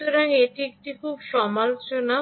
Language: Bangla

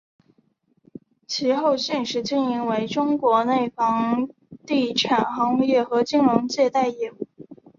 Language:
Chinese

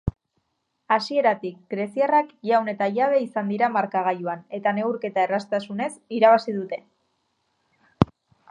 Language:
Basque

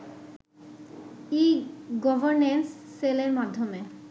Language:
Bangla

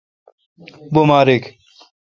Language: Kalkoti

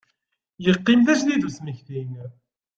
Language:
Kabyle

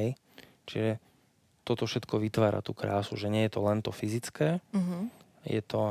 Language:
Slovak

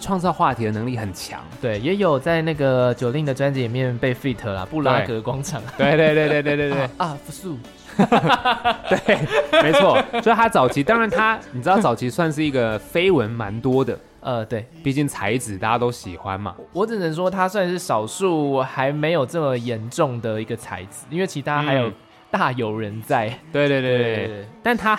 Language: Chinese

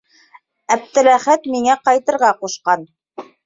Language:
Bashkir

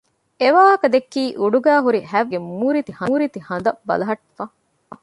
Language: Divehi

